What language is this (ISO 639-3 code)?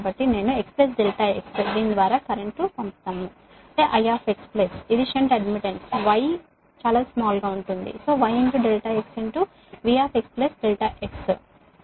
tel